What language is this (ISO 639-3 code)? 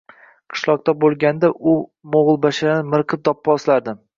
uzb